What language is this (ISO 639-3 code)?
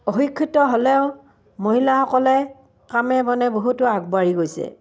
asm